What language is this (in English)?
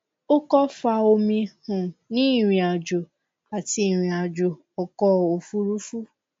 Yoruba